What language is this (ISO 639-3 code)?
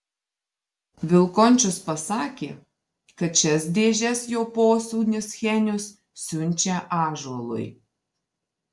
lit